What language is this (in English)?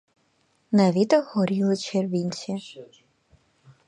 Ukrainian